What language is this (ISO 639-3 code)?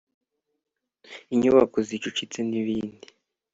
kin